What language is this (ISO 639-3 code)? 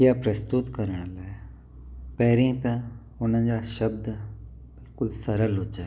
snd